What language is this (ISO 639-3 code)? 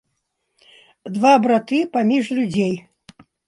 bel